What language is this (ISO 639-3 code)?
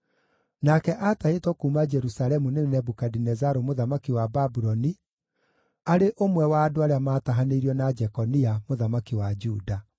kik